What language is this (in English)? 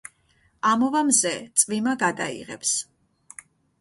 Georgian